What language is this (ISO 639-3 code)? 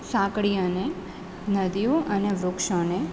guj